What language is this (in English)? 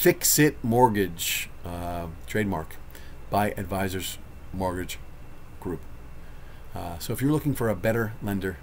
English